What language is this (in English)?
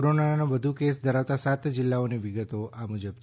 Gujarati